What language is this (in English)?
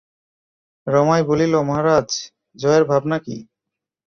Bangla